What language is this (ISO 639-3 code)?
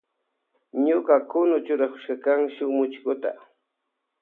qvj